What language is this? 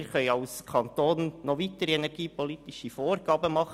Swiss German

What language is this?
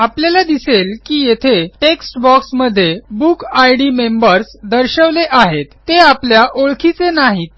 Marathi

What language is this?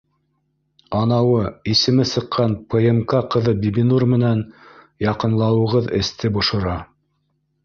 Bashkir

